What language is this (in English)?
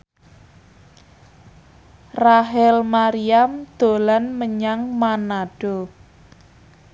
Javanese